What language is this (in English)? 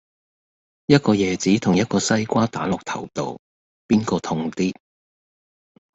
Cantonese